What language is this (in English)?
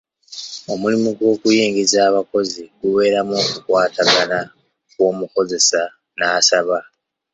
Ganda